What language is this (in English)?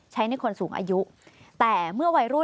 Thai